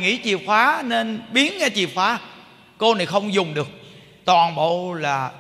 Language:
Vietnamese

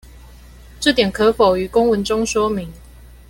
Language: Chinese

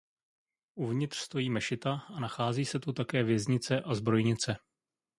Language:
Czech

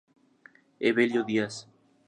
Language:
Spanish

